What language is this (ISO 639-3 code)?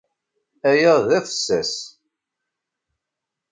kab